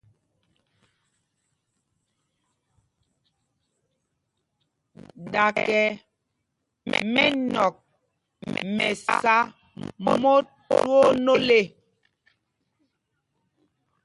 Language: Mpumpong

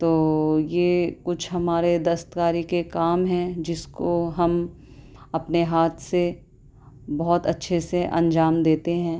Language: Urdu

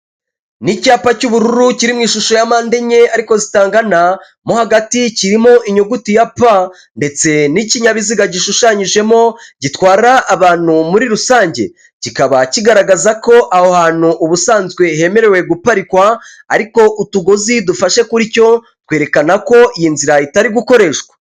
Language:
Kinyarwanda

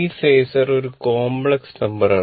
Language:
Malayalam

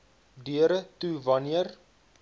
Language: Afrikaans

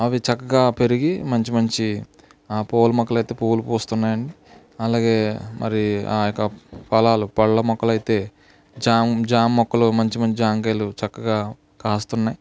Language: Telugu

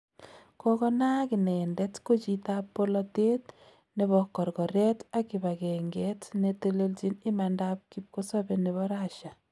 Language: Kalenjin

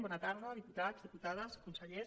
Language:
Catalan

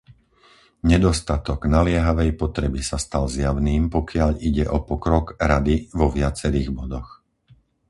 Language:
Slovak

